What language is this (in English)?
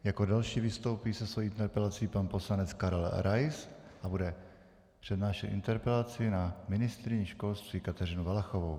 Czech